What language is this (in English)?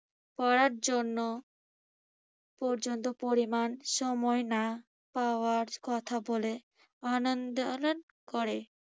Bangla